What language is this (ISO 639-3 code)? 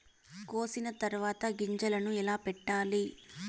tel